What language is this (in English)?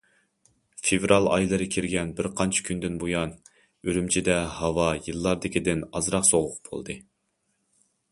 Uyghur